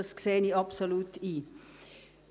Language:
Swiss German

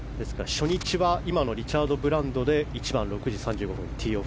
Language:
Japanese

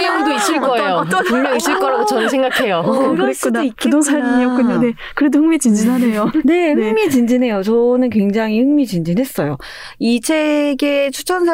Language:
Korean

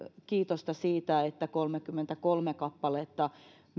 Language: Finnish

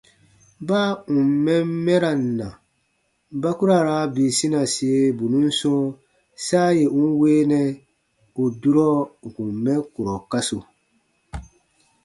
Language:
Baatonum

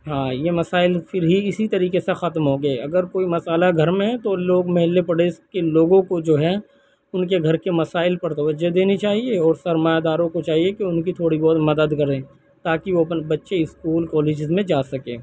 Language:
Urdu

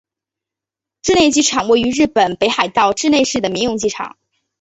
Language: Chinese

